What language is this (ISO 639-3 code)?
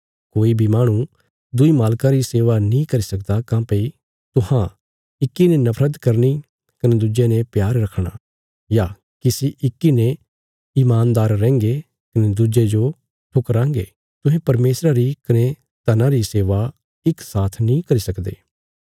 kfs